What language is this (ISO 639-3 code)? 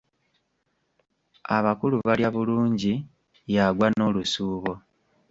lug